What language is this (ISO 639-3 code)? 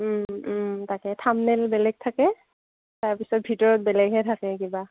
asm